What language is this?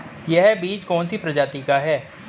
Hindi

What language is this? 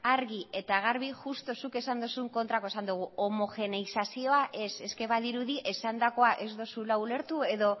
Basque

